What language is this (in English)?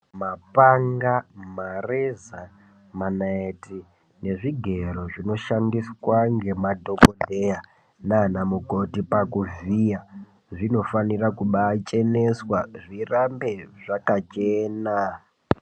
Ndau